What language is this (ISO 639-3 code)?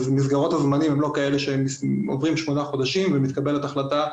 heb